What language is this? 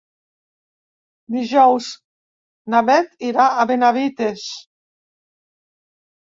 Catalan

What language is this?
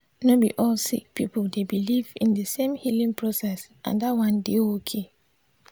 Nigerian Pidgin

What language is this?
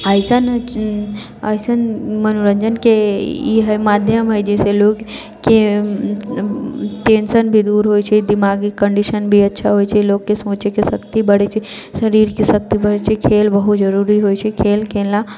Maithili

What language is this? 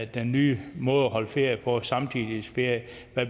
Danish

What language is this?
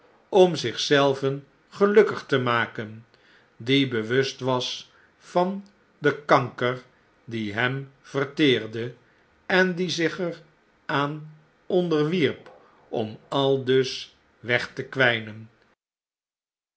Dutch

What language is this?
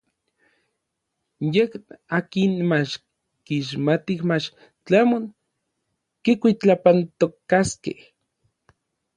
Orizaba Nahuatl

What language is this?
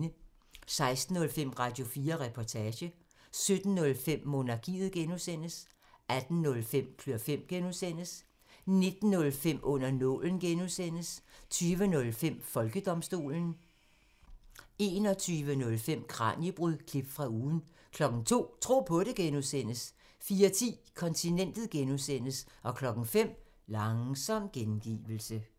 Danish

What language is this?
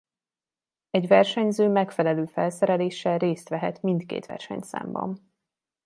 Hungarian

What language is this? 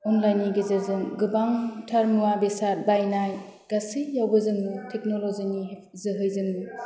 Bodo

